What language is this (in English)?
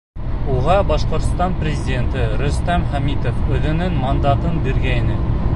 Bashkir